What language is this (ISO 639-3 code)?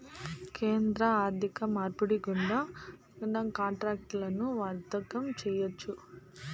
tel